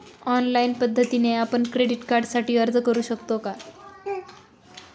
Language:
Marathi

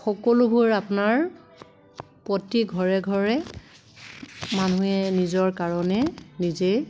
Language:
Assamese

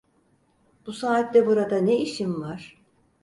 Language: Turkish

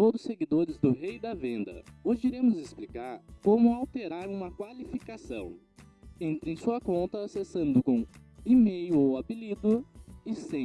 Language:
Portuguese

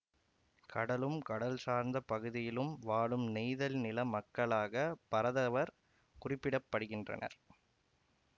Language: Tamil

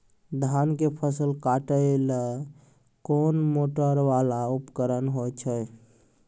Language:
Maithili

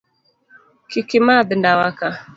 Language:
Luo (Kenya and Tanzania)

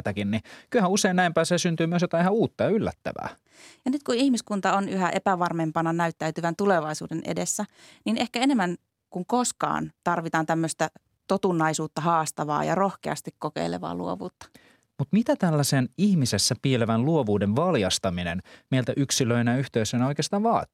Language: Finnish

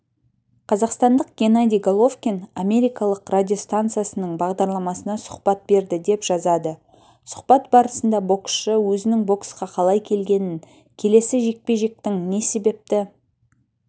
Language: Kazakh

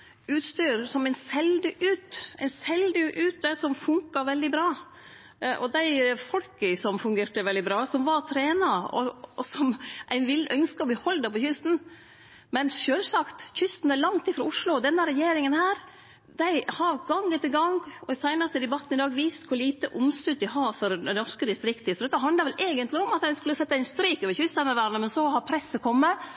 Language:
Norwegian Nynorsk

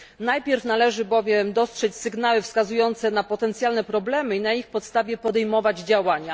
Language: Polish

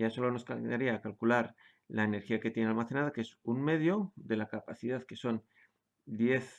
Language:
Spanish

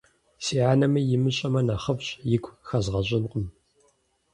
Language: Kabardian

